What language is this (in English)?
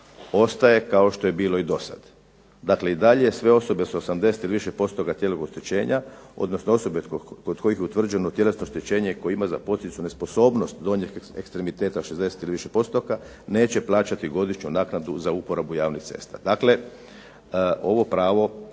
Croatian